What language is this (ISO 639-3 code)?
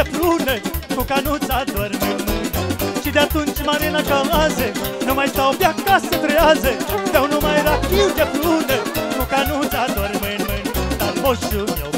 ron